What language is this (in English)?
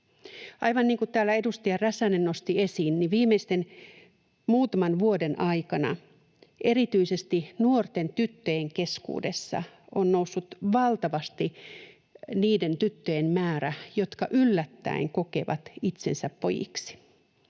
Finnish